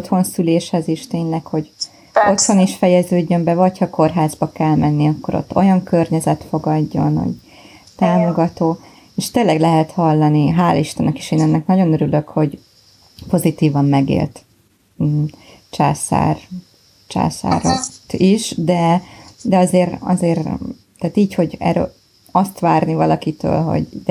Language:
Hungarian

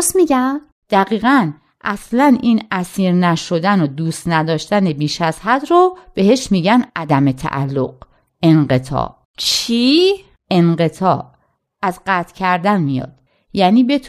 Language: Persian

